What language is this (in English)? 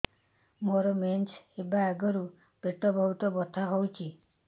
Odia